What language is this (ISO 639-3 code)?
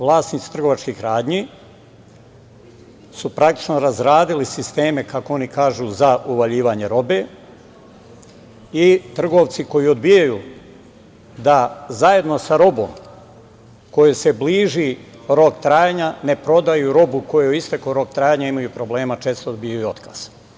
srp